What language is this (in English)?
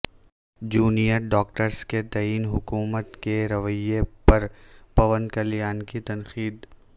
Urdu